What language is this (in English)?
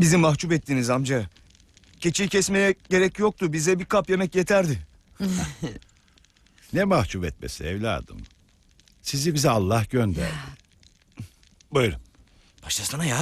Turkish